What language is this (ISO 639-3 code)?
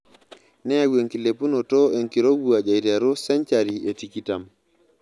mas